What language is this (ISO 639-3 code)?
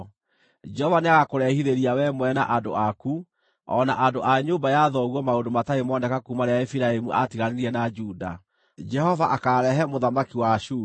kik